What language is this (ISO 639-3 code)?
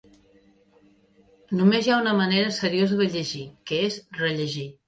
cat